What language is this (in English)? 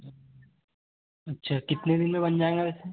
Hindi